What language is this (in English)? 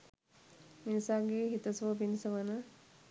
Sinhala